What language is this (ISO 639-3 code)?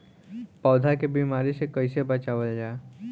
bho